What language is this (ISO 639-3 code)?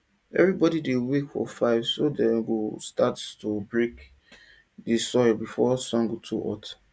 pcm